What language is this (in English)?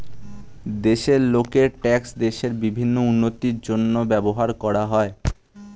Bangla